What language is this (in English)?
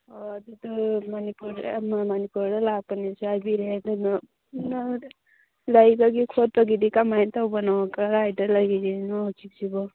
Manipuri